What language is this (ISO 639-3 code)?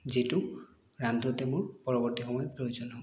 asm